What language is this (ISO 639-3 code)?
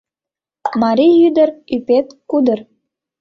chm